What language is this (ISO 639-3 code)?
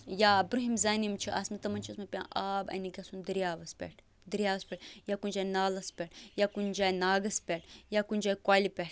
kas